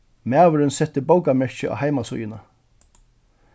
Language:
Faroese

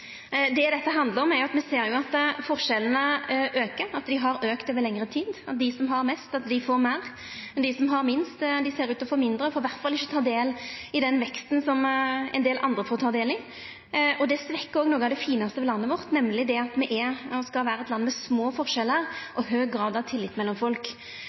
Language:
Norwegian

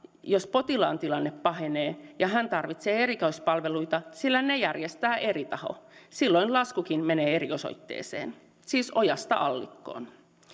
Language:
Finnish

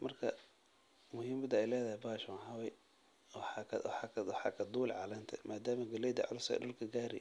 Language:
Somali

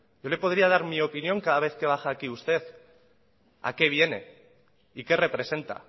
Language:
Spanish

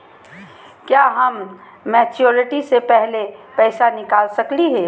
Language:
Magahi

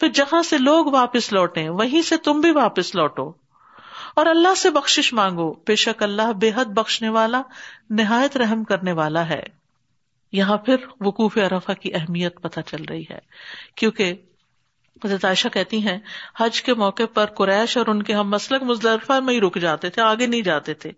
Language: Urdu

